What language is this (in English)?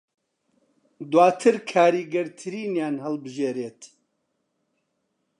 Central Kurdish